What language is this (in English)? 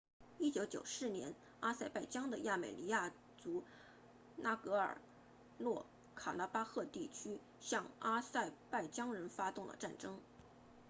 Chinese